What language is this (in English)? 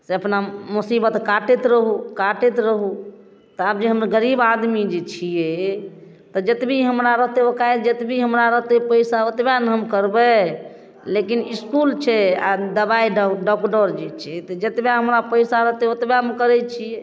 Maithili